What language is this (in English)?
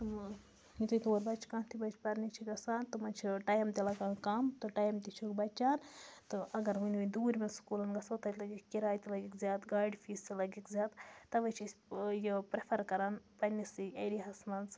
Kashmiri